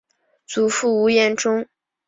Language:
Chinese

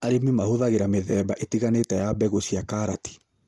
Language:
Kikuyu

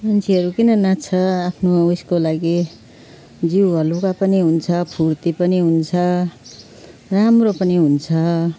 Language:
Nepali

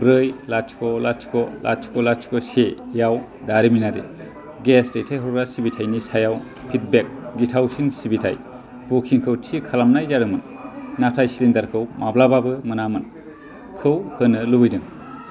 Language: Bodo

